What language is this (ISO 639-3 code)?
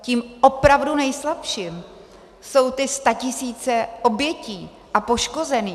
ces